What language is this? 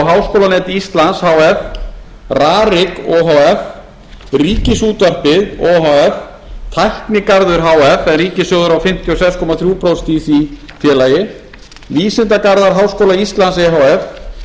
Icelandic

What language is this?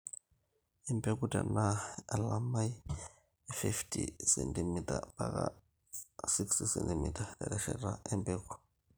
Masai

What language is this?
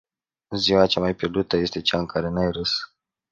Romanian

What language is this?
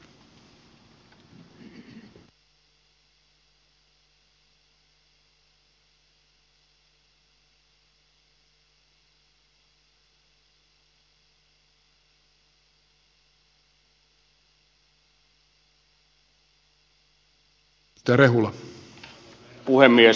Finnish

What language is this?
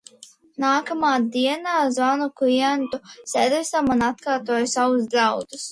Latvian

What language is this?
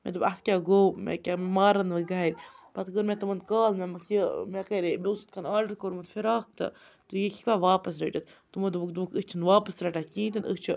Kashmiri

